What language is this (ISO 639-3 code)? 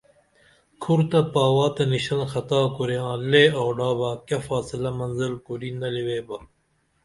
dml